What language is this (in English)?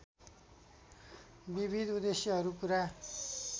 Nepali